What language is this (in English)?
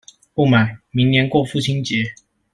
Chinese